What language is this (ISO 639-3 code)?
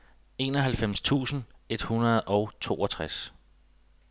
dan